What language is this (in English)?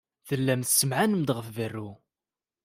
Kabyle